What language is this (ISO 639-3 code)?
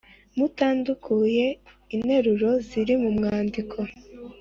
kin